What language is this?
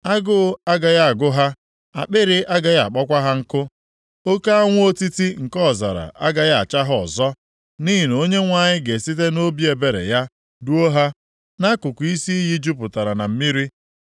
Igbo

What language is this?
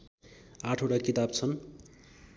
Nepali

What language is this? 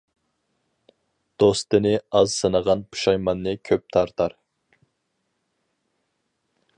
Uyghur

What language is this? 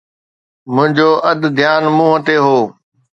Sindhi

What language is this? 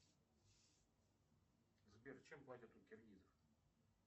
Russian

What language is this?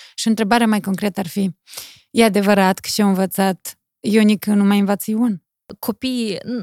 Romanian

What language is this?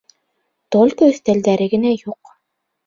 Bashkir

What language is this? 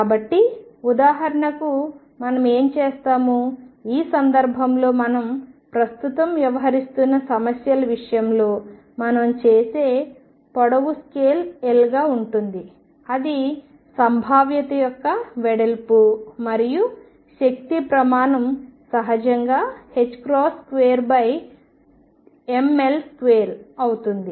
Telugu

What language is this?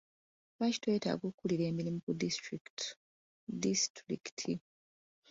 Ganda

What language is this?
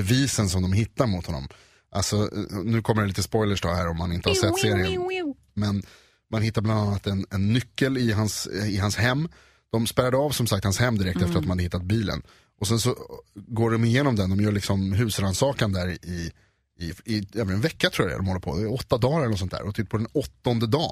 Swedish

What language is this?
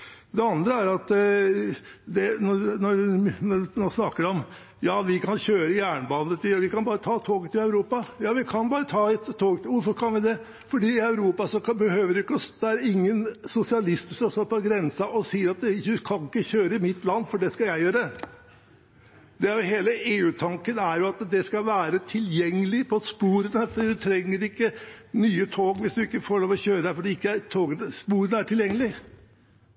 Norwegian Bokmål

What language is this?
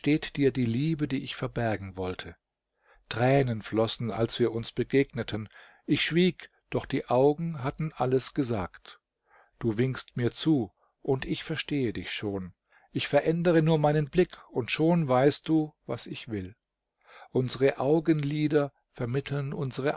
German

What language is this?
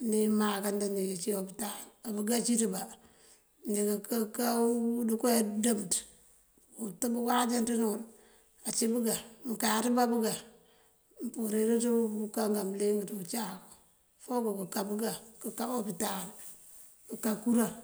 Mandjak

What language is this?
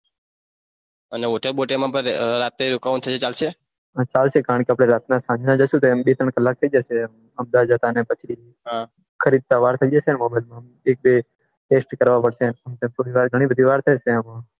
Gujarati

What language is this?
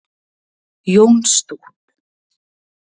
Icelandic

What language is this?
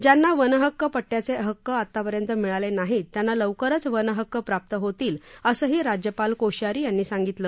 Marathi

